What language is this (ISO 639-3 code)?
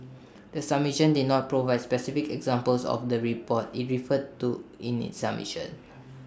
eng